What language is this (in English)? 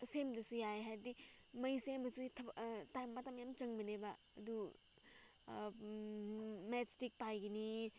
Manipuri